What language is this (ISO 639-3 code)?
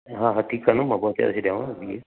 snd